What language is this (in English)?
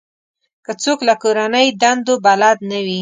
Pashto